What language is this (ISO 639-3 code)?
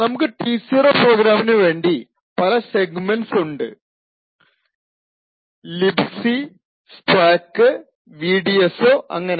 mal